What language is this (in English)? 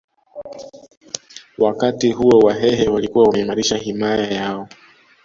Swahili